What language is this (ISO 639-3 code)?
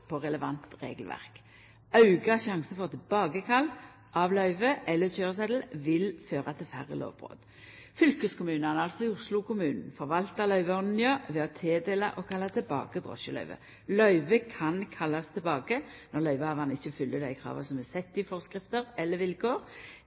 nno